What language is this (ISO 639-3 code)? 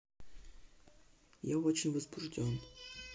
rus